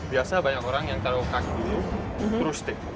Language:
Indonesian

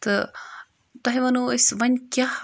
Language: Kashmiri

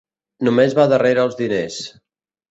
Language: Catalan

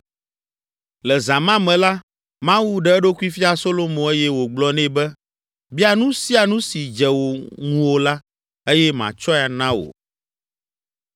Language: Ewe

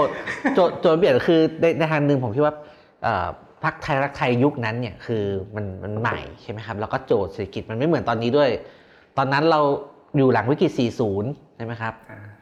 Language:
Thai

